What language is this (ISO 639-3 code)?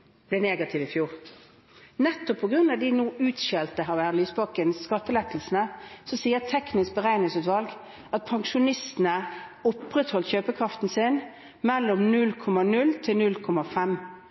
nob